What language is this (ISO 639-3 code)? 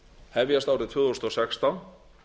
isl